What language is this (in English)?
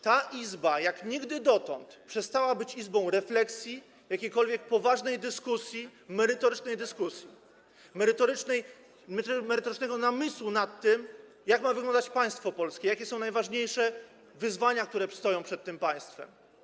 Polish